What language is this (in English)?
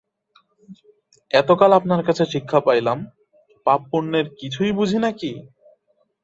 Bangla